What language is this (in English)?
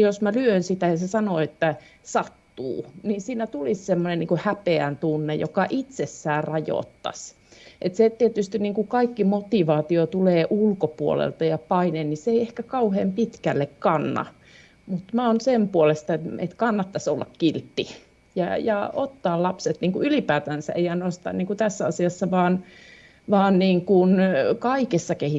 Finnish